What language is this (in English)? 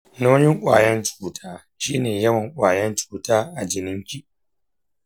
Hausa